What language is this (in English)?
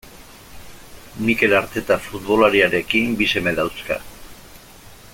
Basque